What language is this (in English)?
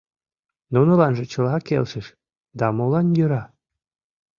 Mari